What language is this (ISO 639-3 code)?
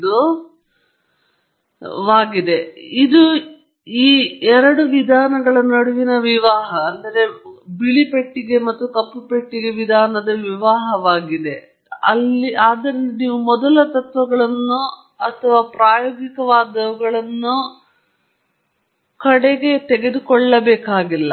kan